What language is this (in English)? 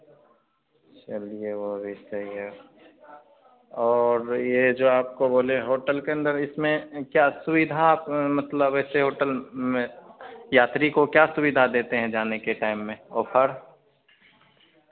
Hindi